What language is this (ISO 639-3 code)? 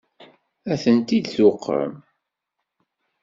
kab